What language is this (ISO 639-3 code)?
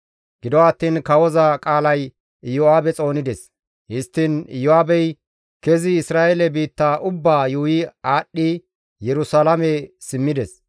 gmv